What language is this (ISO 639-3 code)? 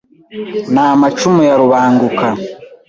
kin